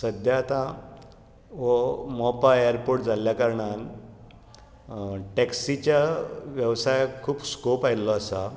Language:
Konkani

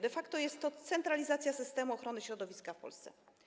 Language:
Polish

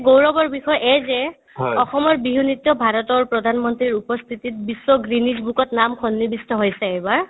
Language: Assamese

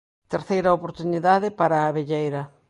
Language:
Galician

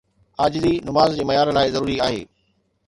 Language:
Sindhi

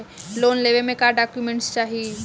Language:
Bhojpuri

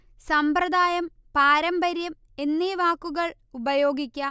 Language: Malayalam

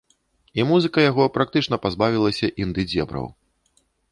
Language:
Belarusian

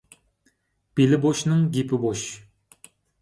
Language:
Uyghur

